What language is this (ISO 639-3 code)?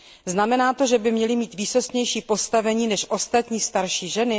ces